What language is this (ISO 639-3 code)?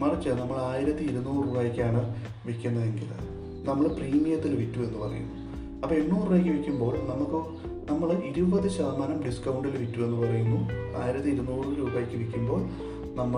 mal